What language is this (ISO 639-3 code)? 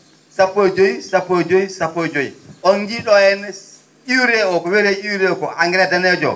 ful